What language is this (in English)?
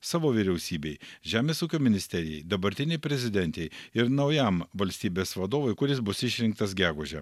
Lithuanian